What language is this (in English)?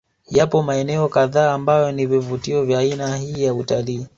Swahili